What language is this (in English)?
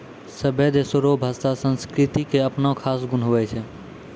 Maithili